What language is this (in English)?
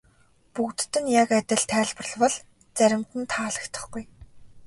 Mongolian